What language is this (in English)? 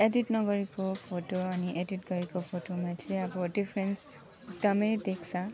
Nepali